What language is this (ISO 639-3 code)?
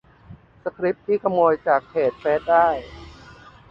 tha